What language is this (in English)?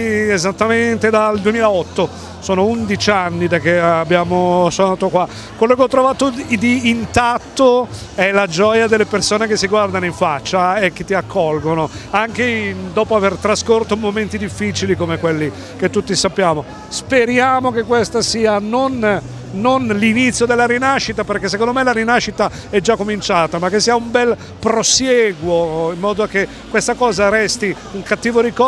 Italian